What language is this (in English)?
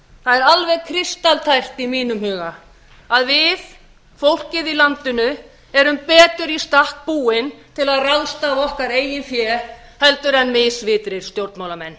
Icelandic